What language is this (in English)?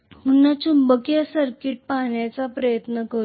Marathi